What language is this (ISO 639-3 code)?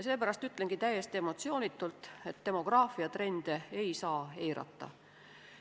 est